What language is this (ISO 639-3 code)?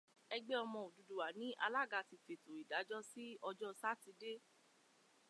yor